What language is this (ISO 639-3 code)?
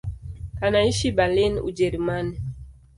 swa